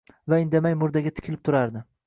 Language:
Uzbek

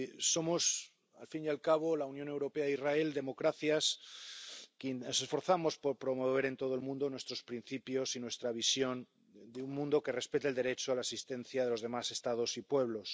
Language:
Spanish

